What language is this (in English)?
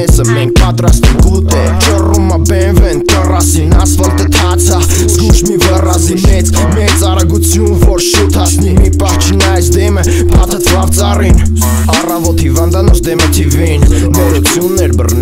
Bulgarian